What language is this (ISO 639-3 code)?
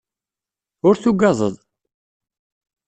kab